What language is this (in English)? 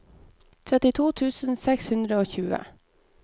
Norwegian